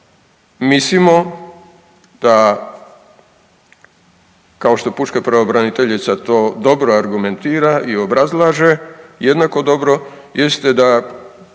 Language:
Croatian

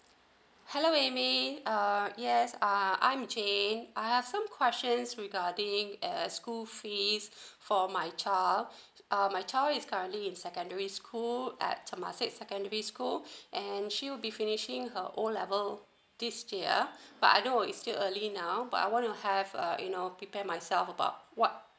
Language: English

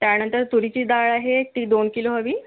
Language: Marathi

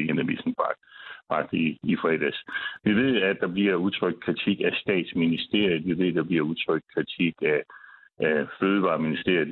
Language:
Danish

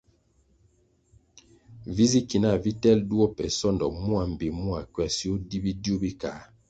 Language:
Kwasio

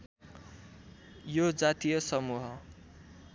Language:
Nepali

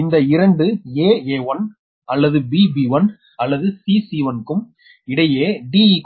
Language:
Tamil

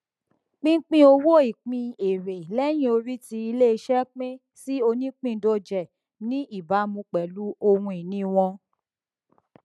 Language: Yoruba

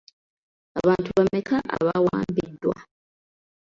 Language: Ganda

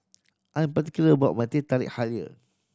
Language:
English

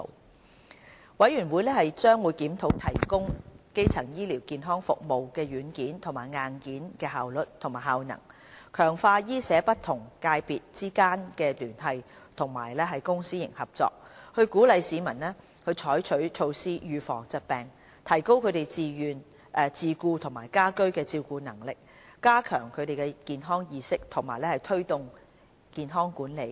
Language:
Cantonese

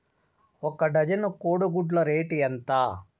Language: Telugu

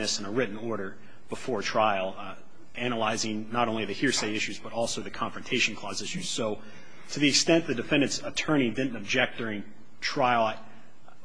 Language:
English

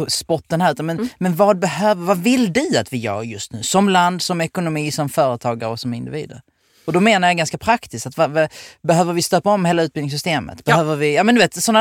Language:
Swedish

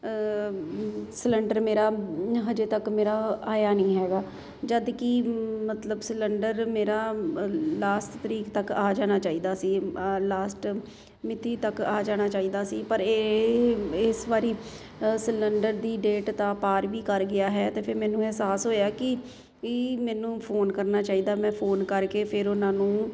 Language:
Punjabi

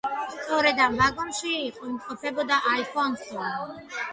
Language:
Georgian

